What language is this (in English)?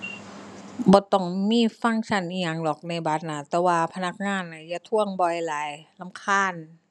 Thai